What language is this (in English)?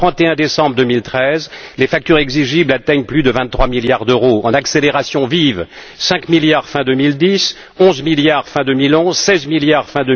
French